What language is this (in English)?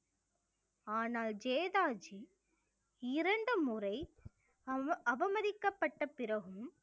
Tamil